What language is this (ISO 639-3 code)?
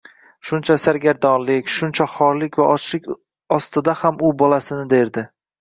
uzb